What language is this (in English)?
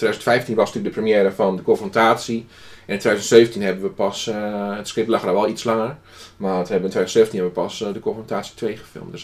Dutch